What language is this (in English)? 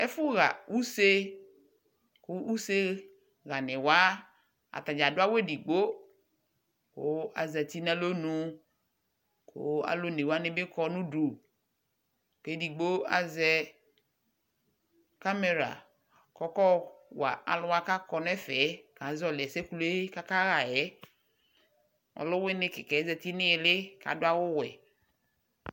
Ikposo